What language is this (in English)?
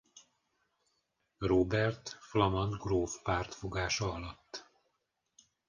Hungarian